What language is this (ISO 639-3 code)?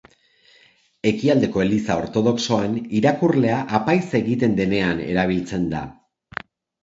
eus